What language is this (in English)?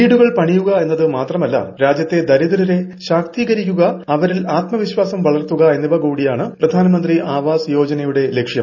Malayalam